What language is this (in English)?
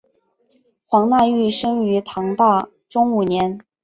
Chinese